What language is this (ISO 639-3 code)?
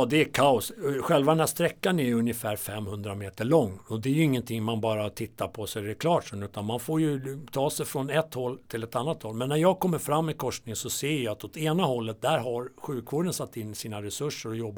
swe